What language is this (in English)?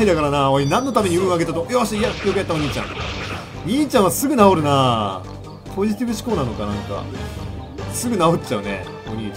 Japanese